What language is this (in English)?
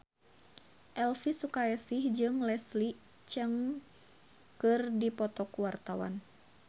Sundanese